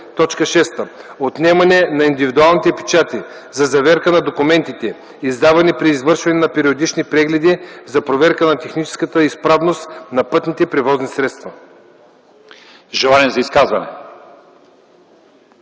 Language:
Bulgarian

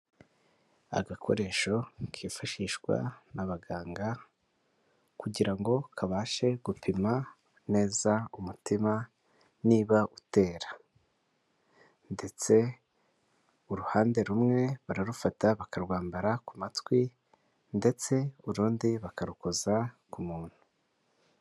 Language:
Kinyarwanda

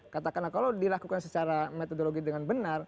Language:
Indonesian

